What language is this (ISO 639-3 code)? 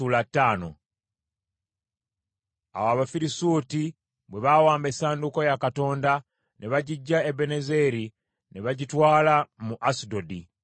lug